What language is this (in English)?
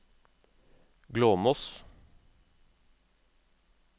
Norwegian